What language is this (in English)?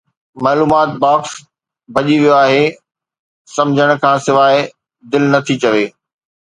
Sindhi